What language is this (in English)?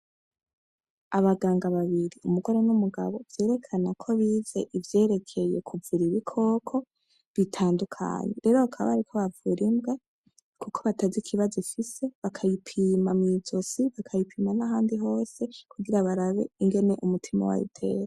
Rundi